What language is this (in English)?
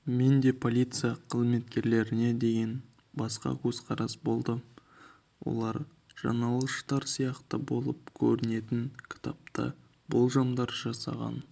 Kazakh